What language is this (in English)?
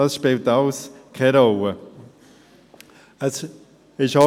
Swiss German